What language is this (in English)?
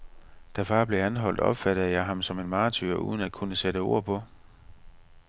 Danish